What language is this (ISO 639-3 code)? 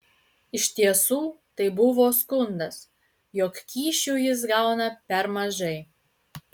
lit